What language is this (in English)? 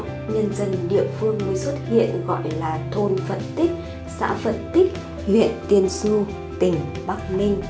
Vietnamese